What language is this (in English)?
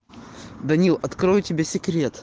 Russian